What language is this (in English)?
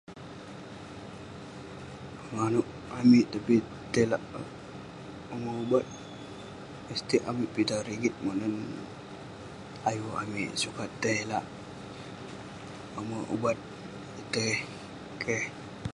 Western Penan